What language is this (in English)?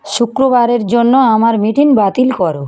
Bangla